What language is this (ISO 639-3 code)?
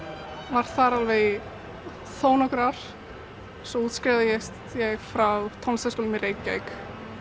isl